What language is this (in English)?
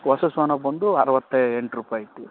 Kannada